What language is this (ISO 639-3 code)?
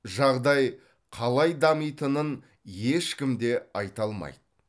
kaz